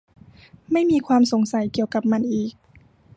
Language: Thai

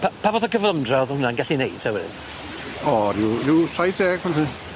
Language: Welsh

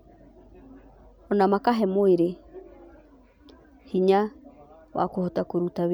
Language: Kikuyu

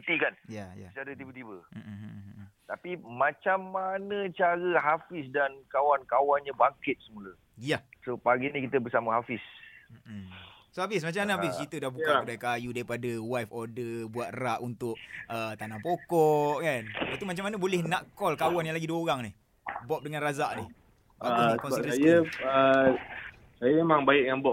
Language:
Malay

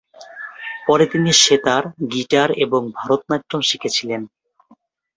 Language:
Bangla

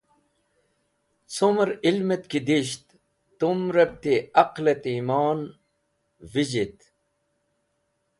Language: Wakhi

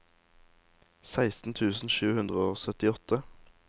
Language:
Norwegian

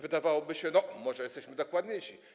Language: Polish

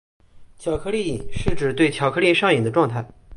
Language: Chinese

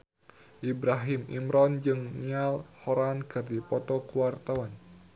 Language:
Sundanese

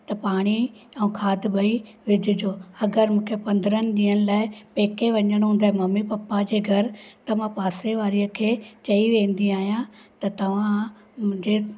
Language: Sindhi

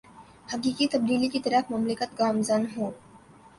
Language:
Urdu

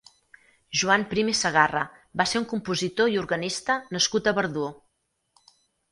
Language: Catalan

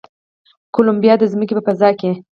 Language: Pashto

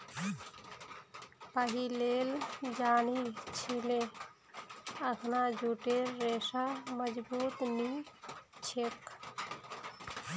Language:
Magahi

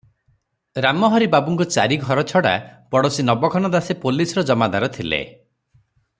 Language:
Odia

